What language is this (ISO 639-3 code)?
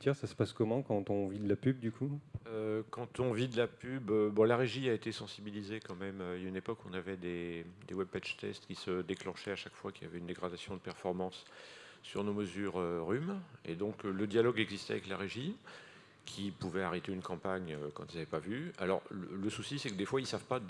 fra